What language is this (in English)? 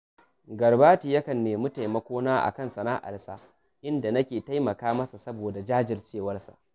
Hausa